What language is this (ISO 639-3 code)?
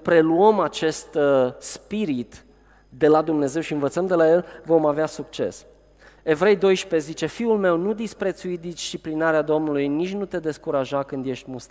ron